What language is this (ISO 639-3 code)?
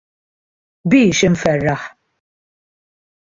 mlt